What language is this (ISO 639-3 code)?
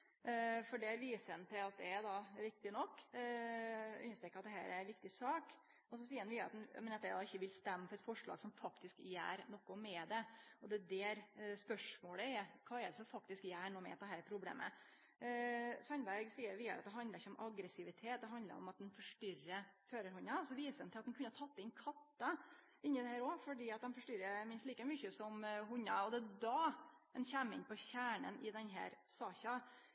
nno